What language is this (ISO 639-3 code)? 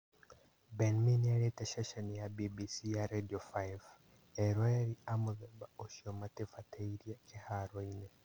kik